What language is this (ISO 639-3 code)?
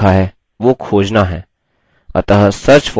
hin